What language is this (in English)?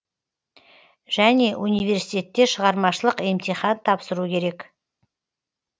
Kazakh